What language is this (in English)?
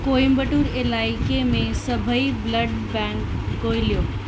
Sindhi